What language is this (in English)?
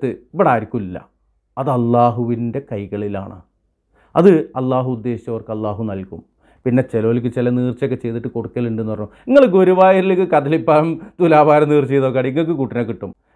Arabic